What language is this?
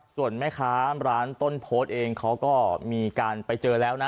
Thai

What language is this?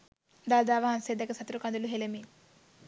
Sinhala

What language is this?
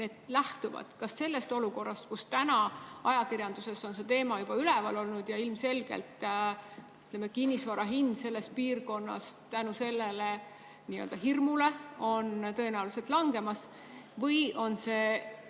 Estonian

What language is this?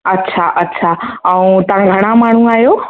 Sindhi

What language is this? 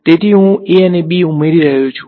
Gujarati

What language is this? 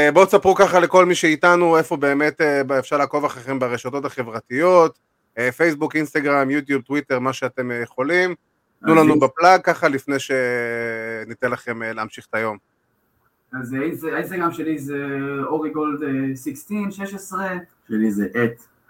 Hebrew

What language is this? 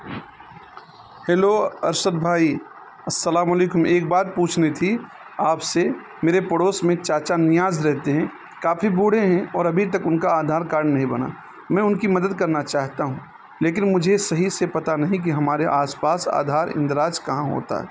Urdu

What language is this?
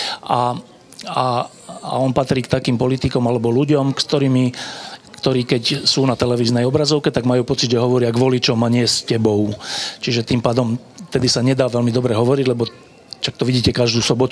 Slovak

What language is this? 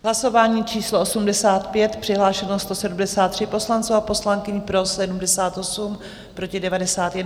Czech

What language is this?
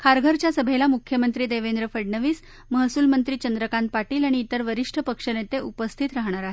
Marathi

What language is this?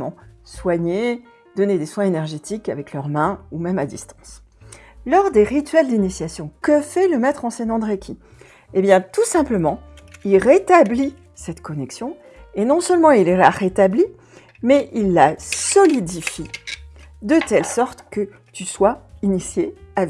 French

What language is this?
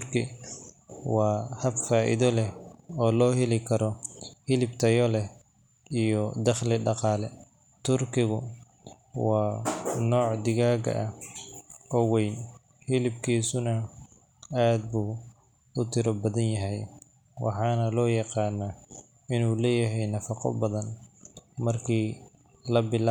Somali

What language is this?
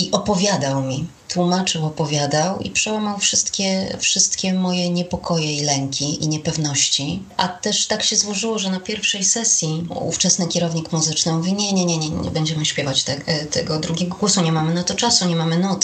Polish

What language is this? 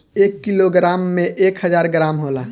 Bhojpuri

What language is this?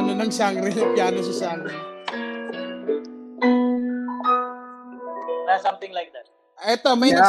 Filipino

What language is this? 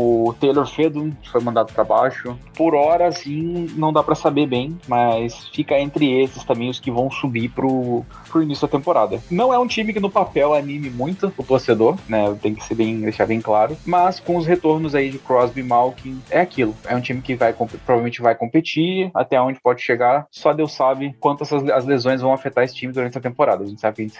Portuguese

